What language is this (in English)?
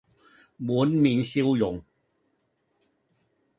Cantonese